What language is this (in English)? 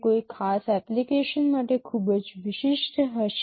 Gujarati